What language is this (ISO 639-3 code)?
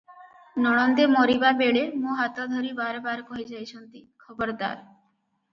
ori